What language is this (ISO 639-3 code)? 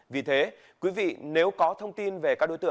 vie